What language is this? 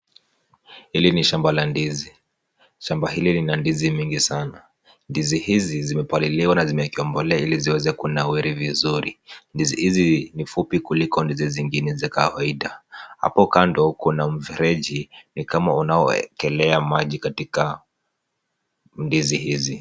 Swahili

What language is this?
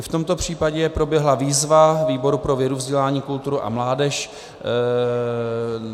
Czech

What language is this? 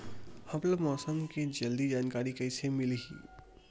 Chhattisgarhi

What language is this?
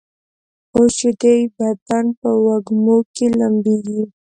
Pashto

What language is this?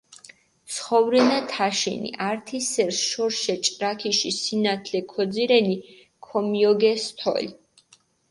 Mingrelian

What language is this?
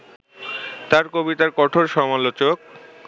Bangla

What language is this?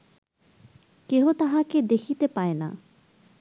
Bangla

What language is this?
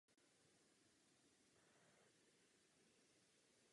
Czech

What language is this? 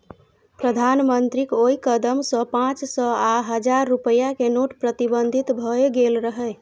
Maithili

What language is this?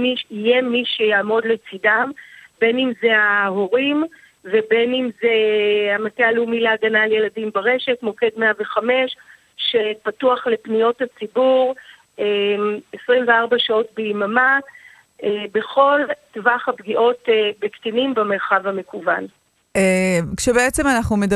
Hebrew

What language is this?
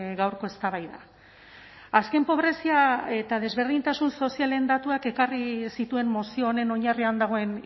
Basque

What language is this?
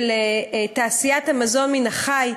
Hebrew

